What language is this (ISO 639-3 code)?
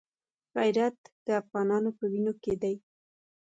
pus